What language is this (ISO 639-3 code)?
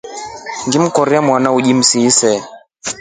rof